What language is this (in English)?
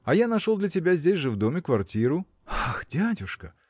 Russian